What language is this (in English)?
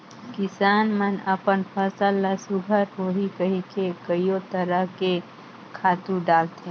Chhattisgarhi